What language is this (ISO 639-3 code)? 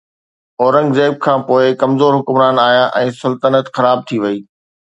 snd